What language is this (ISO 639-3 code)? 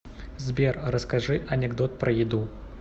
rus